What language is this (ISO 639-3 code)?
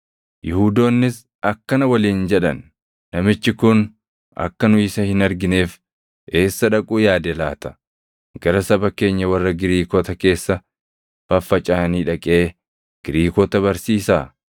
orm